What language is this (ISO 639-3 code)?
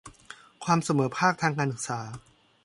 tha